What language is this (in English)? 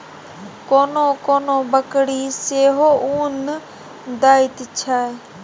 Maithili